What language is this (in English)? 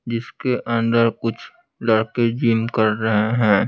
Hindi